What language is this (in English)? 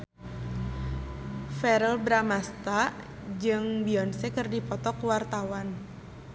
Sundanese